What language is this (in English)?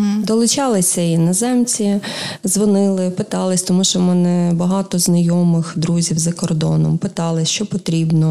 Ukrainian